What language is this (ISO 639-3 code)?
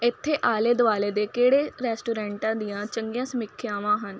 pan